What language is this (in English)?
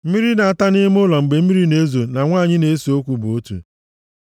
Igbo